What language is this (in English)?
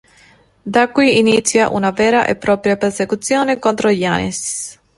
Italian